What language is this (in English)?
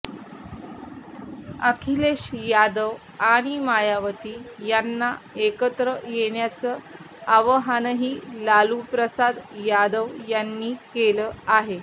Marathi